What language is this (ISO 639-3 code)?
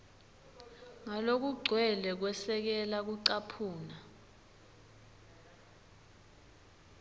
ssw